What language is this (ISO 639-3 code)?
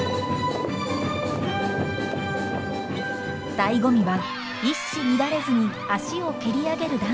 jpn